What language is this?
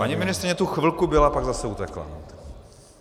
Czech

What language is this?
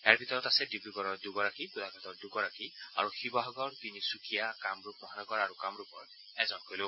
Assamese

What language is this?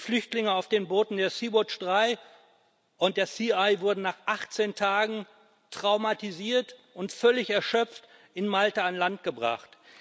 German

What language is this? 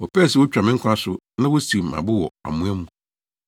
Akan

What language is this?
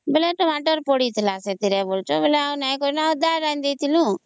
Odia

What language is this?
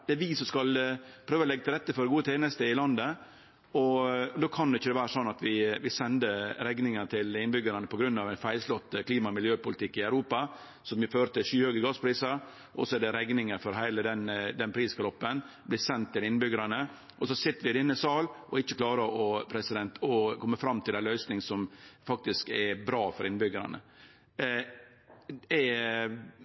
Norwegian Nynorsk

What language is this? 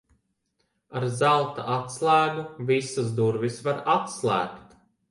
Latvian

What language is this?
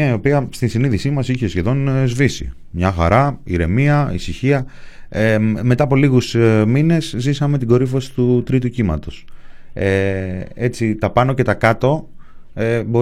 Greek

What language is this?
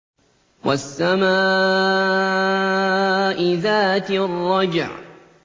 Arabic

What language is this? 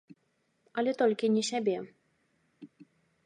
Belarusian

